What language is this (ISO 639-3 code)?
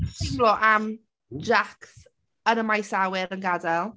cym